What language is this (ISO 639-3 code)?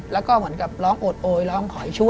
tha